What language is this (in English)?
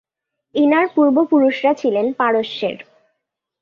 Bangla